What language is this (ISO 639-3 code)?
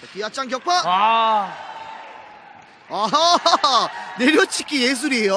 kor